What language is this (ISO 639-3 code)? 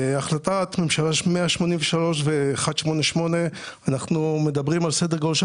heb